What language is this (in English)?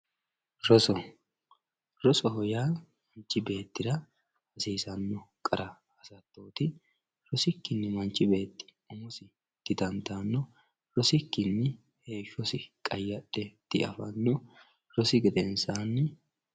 Sidamo